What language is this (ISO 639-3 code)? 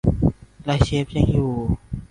tha